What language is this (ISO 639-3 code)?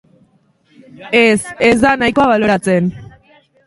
eus